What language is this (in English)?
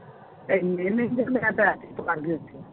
Punjabi